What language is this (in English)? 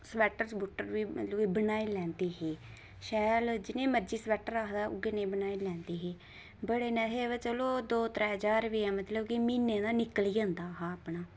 Dogri